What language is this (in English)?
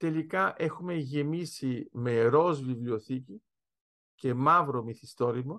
Greek